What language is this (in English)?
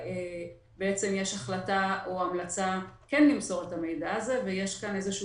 Hebrew